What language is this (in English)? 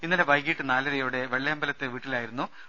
Malayalam